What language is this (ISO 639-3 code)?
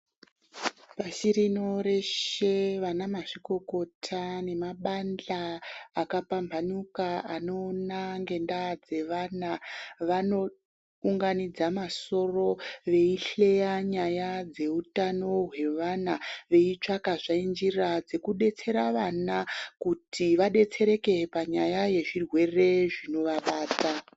ndc